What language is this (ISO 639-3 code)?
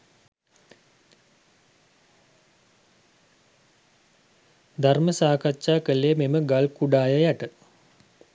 sin